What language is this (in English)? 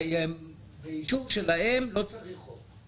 Hebrew